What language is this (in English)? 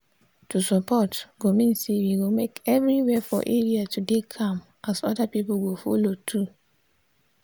Nigerian Pidgin